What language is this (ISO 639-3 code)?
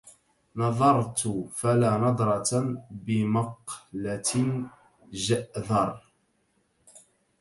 ara